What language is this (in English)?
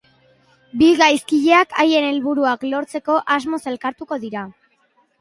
Basque